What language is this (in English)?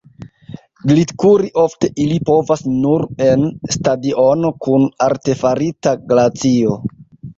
Esperanto